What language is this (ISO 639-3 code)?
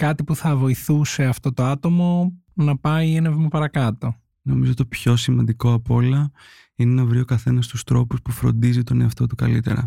ell